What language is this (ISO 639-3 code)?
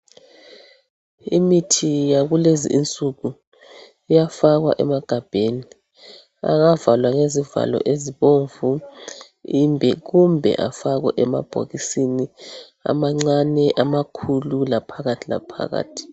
nde